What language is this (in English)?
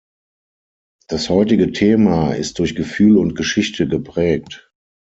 German